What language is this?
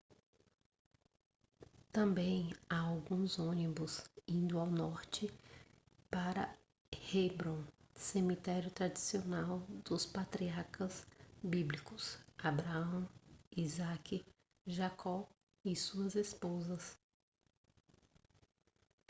Portuguese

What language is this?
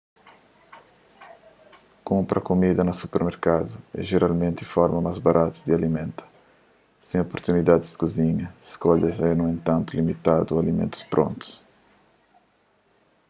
Kabuverdianu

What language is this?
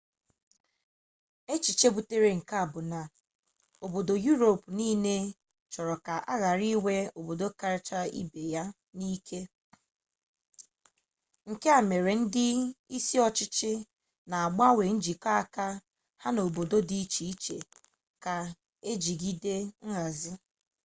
Igbo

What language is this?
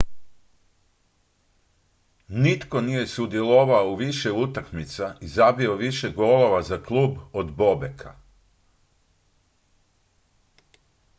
Croatian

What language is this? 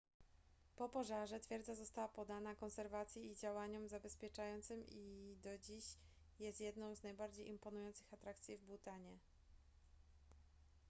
Polish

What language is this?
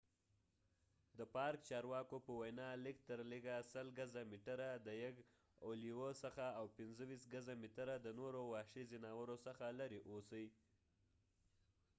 Pashto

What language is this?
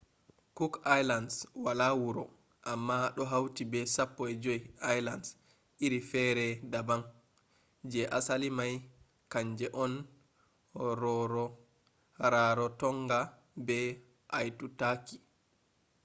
Fula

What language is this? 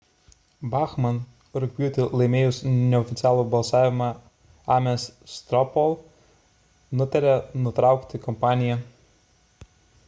Lithuanian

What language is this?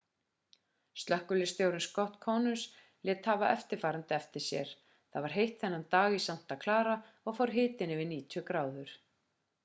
Icelandic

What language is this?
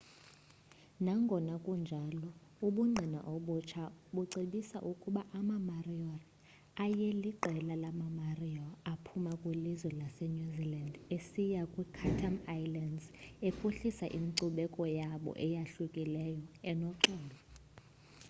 Xhosa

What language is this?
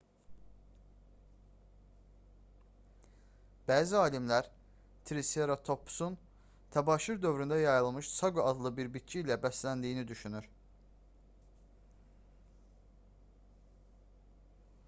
Azerbaijani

